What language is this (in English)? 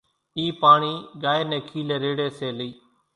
Kachi Koli